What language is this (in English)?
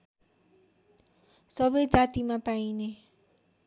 Nepali